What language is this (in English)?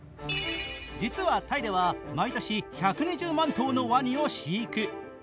Japanese